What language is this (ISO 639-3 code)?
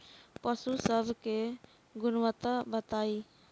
bho